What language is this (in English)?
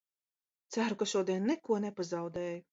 Latvian